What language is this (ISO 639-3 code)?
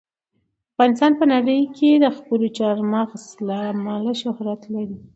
pus